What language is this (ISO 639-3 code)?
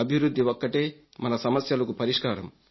tel